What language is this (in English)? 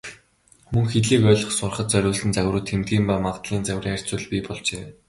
Mongolian